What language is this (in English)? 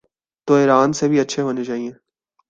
Urdu